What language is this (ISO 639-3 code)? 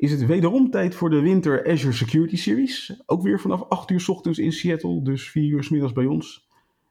nld